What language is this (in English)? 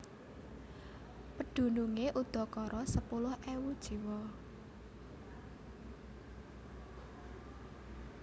Javanese